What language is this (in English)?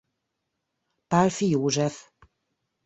Hungarian